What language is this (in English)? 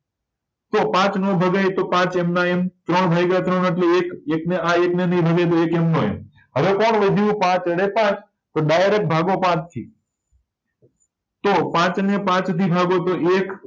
Gujarati